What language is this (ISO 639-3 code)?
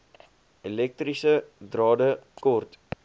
afr